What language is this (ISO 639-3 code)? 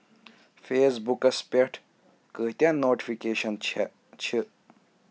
kas